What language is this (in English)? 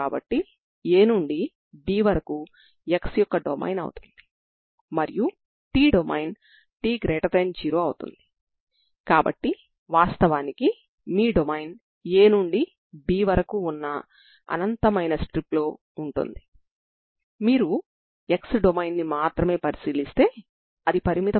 Telugu